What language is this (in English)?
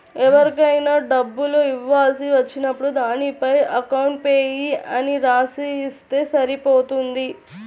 Telugu